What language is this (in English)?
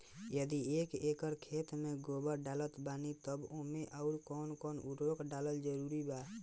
Bhojpuri